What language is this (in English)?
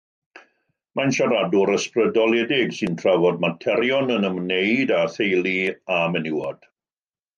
Welsh